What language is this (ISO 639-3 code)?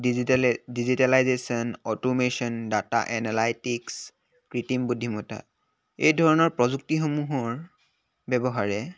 asm